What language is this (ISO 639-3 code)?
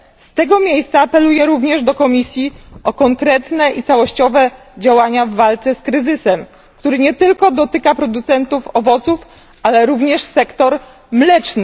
pol